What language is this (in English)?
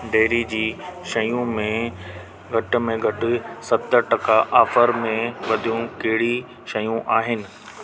Sindhi